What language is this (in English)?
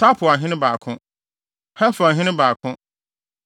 Akan